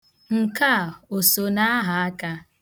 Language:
Igbo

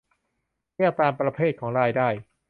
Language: Thai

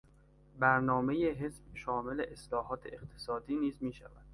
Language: Persian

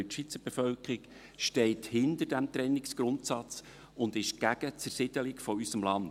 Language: Swiss German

